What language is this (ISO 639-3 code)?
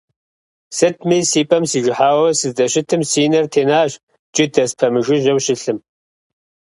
kbd